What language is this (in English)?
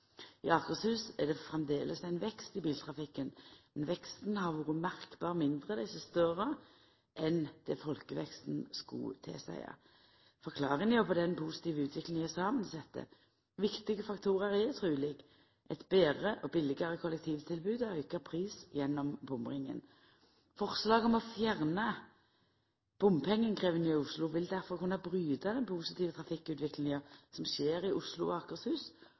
Norwegian Nynorsk